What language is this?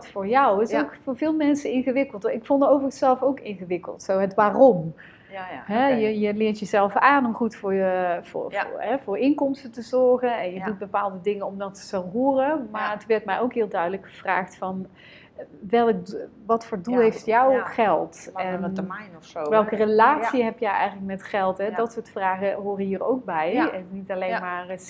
Dutch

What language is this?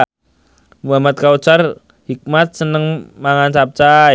Javanese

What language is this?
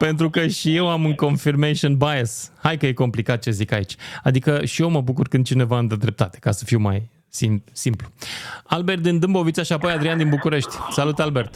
Romanian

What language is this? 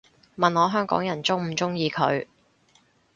Cantonese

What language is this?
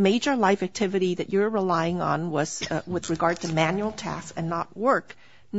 English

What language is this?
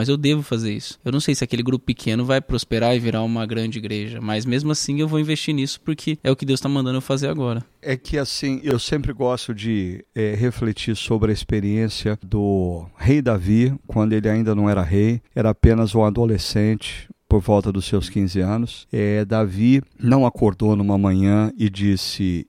Portuguese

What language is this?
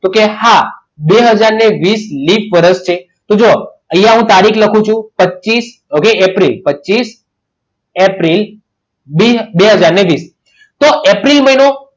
Gujarati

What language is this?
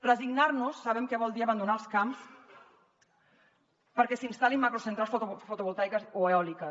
Catalan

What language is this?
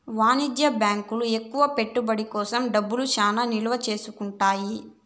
Telugu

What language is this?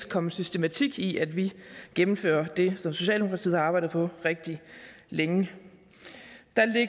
Danish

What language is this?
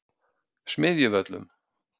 Icelandic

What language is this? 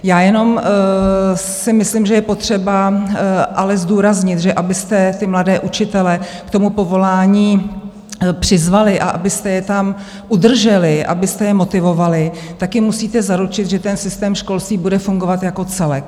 Czech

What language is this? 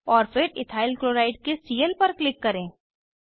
Hindi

